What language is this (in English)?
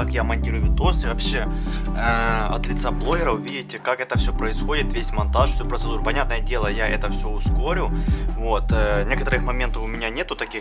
Russian